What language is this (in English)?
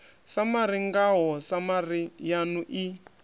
Venda